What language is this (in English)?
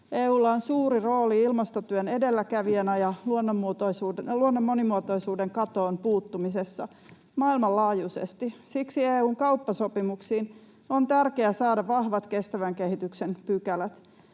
Finnish